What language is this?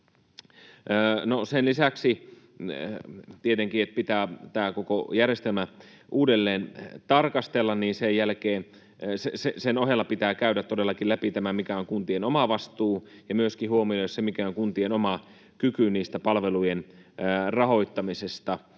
Finnish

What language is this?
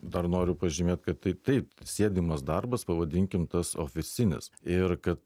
Lithuanian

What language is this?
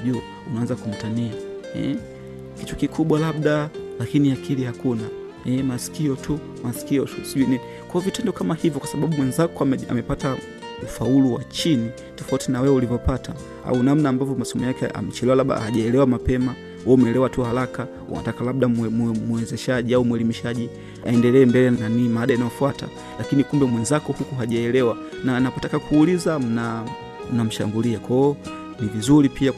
Swahili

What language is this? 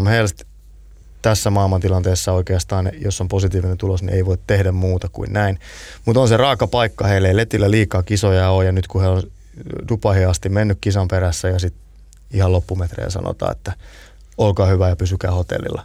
Finnish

